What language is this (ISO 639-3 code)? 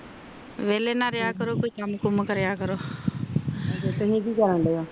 pan